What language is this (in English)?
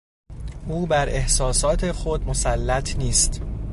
Persian